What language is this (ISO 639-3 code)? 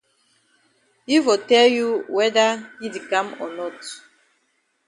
wes